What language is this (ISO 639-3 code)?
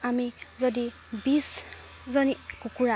asm